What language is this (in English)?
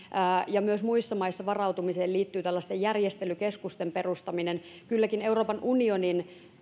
Finnish